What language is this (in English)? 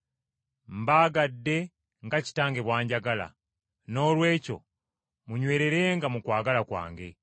Ganda